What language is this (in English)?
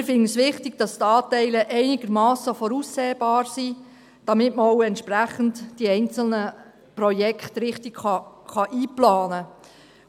Swiss German